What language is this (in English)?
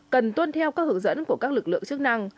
Vietnamese